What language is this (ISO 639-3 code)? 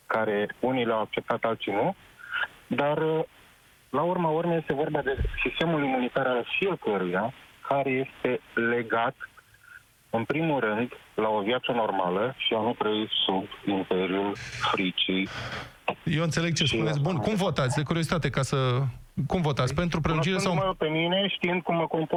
ron